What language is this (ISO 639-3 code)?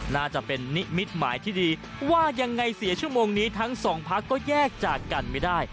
tha